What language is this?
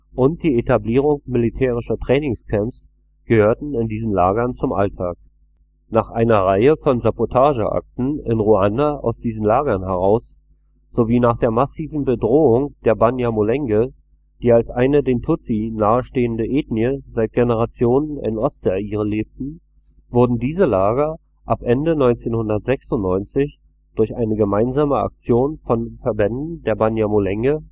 German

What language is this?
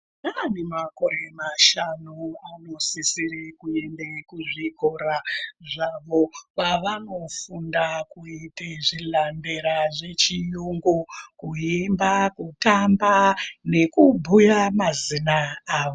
Ndau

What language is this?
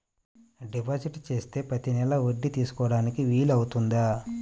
Telugu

